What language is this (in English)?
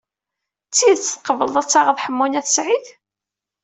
Kabyle